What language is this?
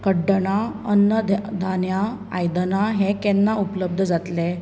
Konkani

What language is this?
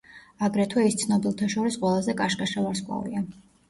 Georgian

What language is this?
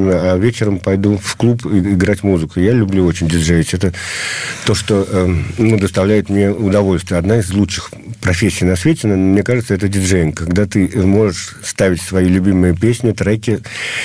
Russian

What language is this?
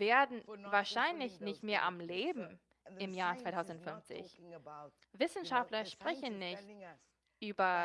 German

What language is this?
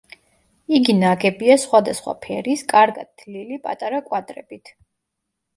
Georgian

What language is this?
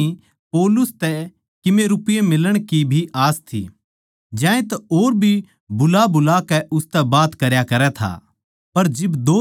Haryanvi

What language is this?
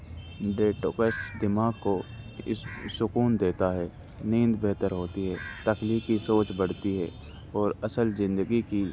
Urdu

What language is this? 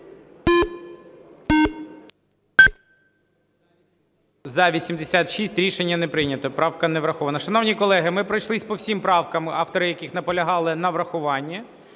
Ukrainian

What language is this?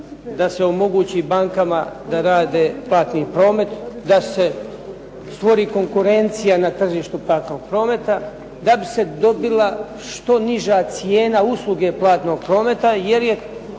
Croatian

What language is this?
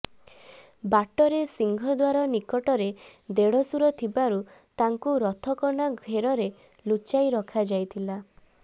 Odia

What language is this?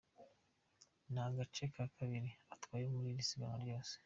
Kinyarwanda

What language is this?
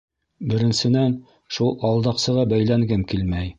Bashkir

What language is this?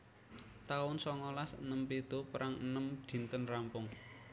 Javanese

